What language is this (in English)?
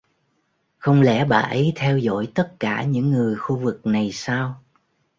Vietnamese